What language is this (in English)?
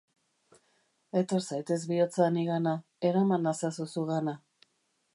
Basque